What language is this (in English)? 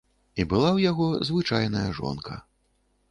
Belarusian